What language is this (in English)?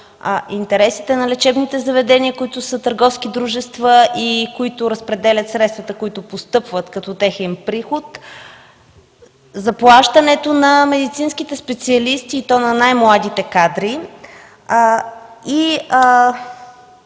Bulgarian